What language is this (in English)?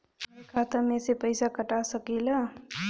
Bhojpuri